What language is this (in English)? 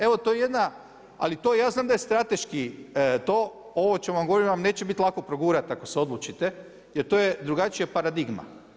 Croatian